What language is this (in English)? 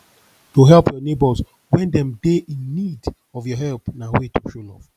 Nigerian Pidgin